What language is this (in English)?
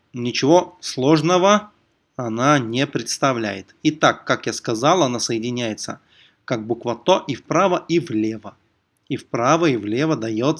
Russian